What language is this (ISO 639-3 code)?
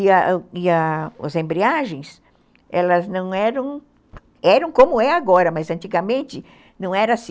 por